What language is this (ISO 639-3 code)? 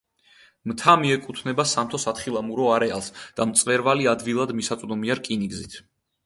kat